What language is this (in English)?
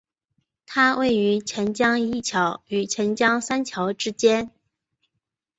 Chinese